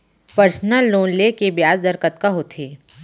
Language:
Chhattisgarhi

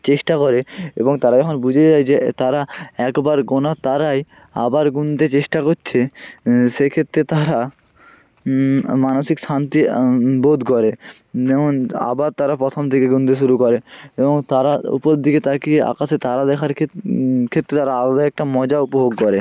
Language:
Bangla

